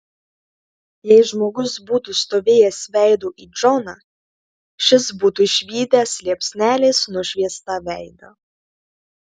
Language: Lithuanian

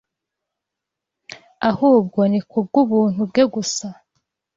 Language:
Kinyarwanda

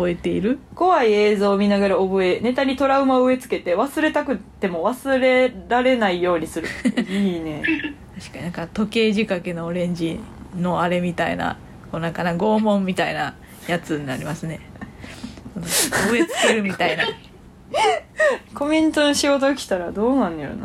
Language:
Japanese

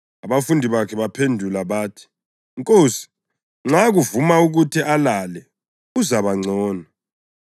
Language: North Ndebele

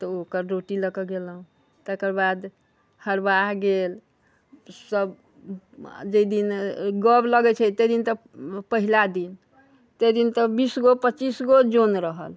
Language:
Maithili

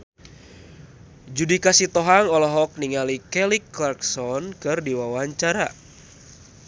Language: Sundanese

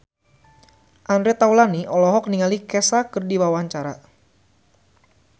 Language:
Sundanese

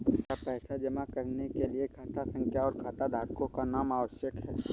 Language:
Hindi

